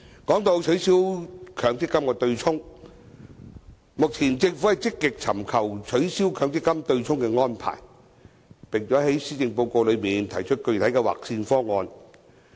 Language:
Cantonese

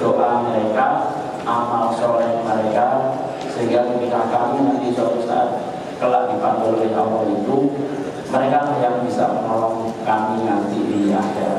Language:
Indonesian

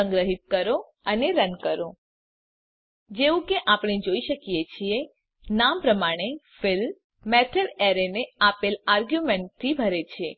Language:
Gujarati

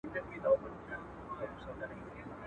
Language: Pashto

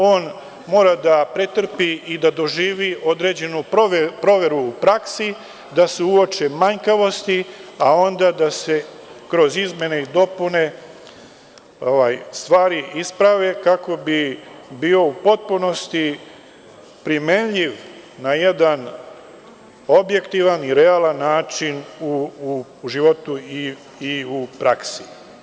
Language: Serbian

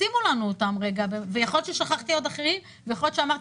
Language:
Hebrew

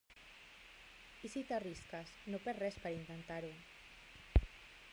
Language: Catalan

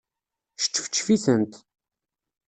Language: Kabyle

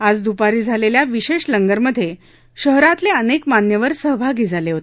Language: Marathi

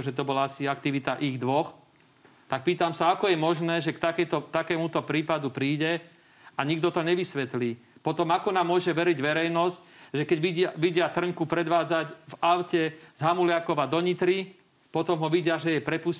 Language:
Slovak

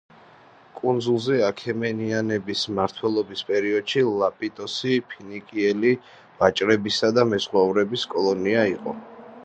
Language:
Georgian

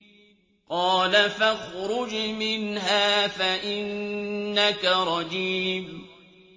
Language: Arabic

